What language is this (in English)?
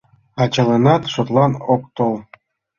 Mari